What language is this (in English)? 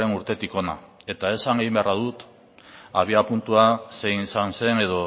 Basque